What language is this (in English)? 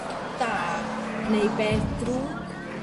Welsh